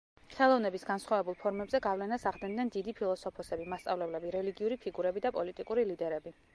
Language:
Georgian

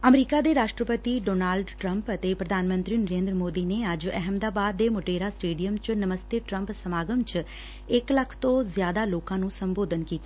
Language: Punjabi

